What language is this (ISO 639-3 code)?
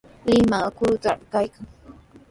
qws